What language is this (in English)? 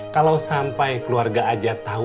Indonesian